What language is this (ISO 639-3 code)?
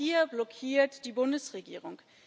deu